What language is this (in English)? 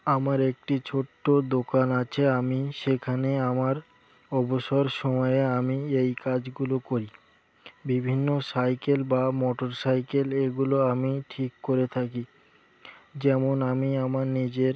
Bangla